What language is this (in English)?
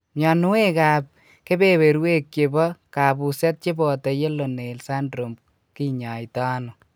Kalenjin